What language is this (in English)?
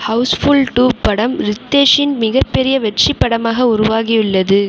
Tamil